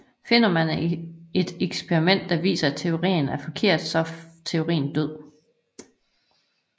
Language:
Danish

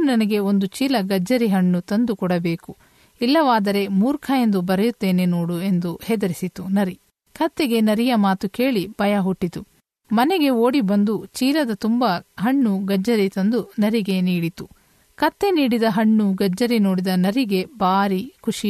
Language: Kannada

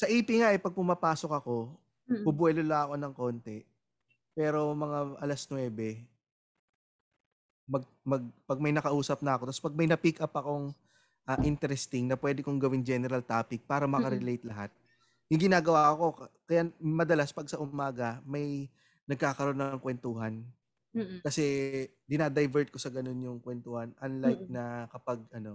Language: Filipino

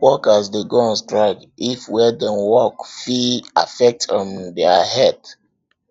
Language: Nigerian Pidgin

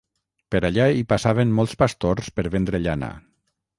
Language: Catalan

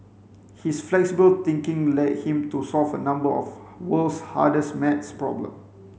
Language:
English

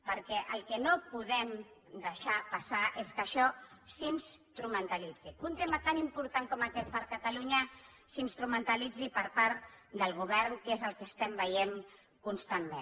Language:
Catalan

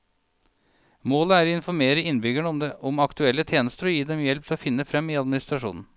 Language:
Norwegian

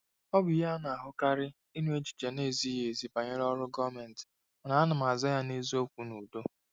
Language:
Igbo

